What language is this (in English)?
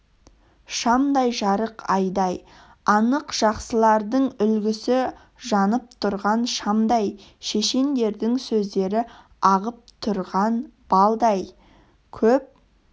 Kazakh